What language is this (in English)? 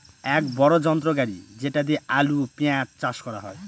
Bangla